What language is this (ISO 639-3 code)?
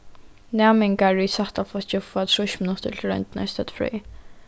fao